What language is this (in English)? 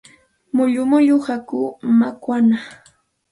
Santa Ana de Tusi Pasco Quechua